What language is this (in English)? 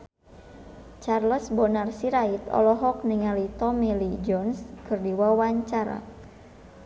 Sundanese